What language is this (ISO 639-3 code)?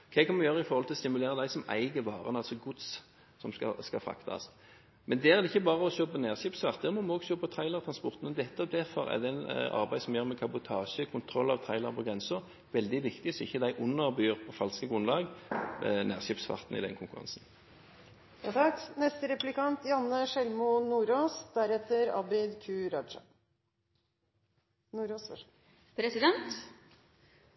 nob